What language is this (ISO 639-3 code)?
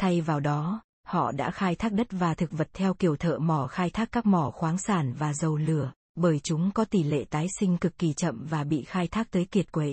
vie